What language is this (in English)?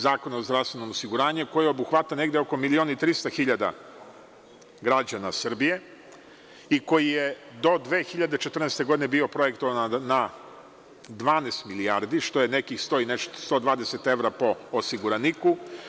Serbian